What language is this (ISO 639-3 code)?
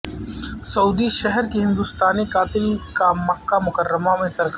urd